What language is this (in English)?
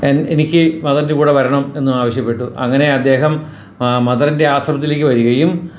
Malayalam